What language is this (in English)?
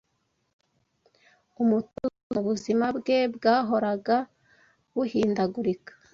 Kinyarwanda